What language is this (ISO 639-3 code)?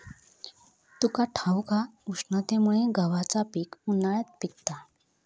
mar